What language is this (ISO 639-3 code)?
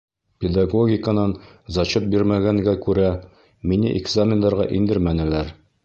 bak